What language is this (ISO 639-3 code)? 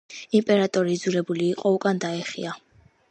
kat